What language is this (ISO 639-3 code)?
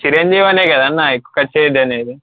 tel